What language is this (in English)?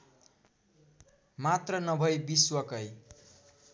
Nepali